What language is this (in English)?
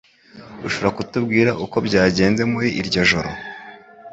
Kinyarwanda